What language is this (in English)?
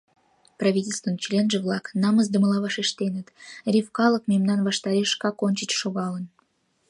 Mari